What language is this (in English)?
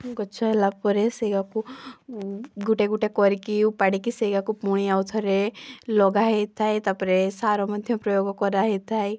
Odia